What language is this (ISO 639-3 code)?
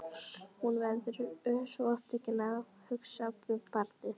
isl